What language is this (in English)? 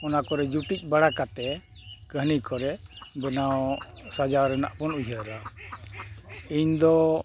Santali